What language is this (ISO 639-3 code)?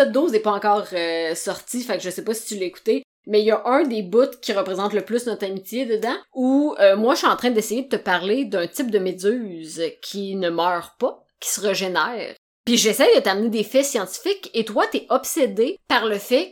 fra